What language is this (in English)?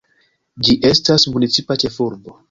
Esperanto